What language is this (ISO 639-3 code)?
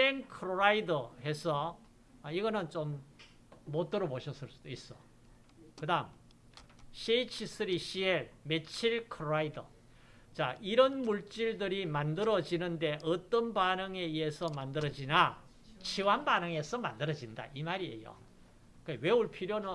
kor